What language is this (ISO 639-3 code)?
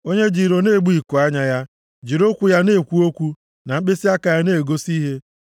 ibo